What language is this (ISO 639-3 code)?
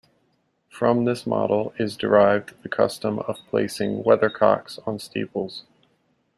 eng